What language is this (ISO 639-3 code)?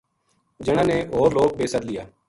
gju